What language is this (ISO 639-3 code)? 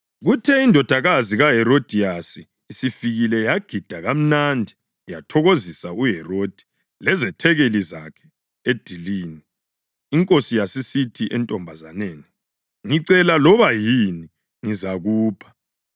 nde